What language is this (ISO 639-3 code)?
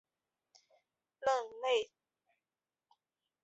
zho